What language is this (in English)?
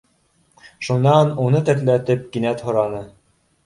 Bashkir